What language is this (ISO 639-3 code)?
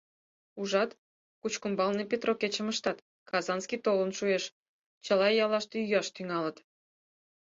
chm